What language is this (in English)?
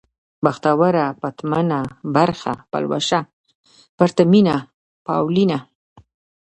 Pashto